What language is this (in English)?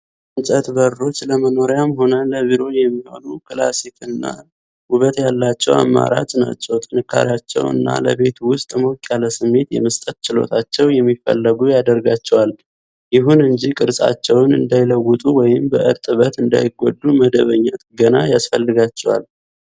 Amharic